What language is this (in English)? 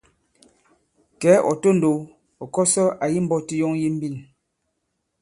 Bankon